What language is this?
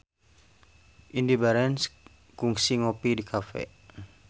Sundanese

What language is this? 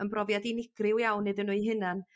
Welsh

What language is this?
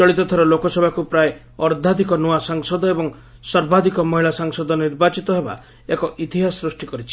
Odia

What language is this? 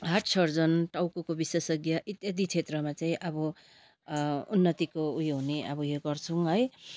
Nepali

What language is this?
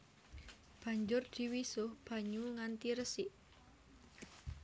Javanese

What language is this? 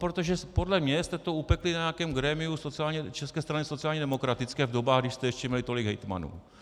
Czech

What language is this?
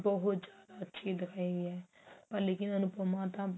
Punjabi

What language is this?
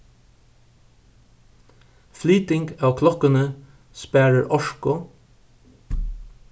Faroese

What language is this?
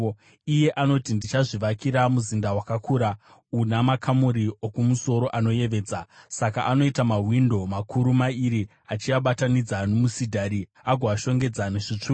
Shona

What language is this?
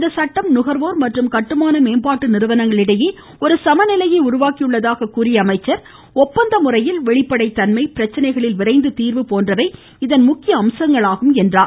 Tamil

